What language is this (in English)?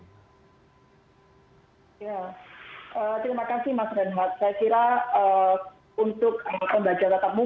Indonesian